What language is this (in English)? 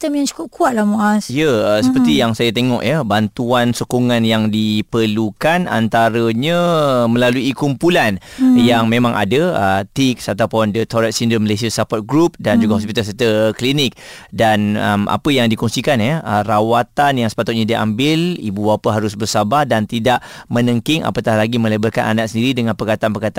Malay